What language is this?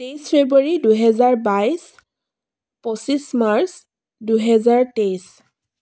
Assamese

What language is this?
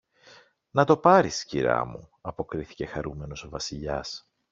Greek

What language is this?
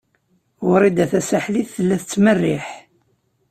Kabyle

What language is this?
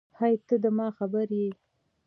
Pashto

